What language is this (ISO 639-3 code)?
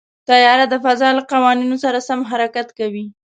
pus